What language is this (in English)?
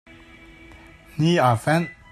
Hakha Chin